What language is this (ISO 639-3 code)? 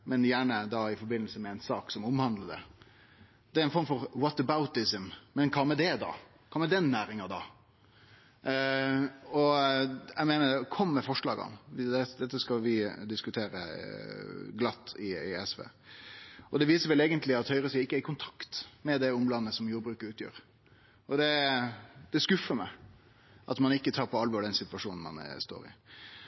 nno